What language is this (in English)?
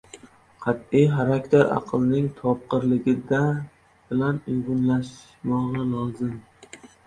Uzbek